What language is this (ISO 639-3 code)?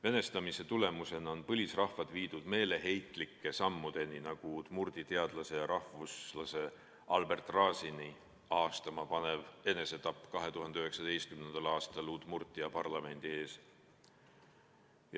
est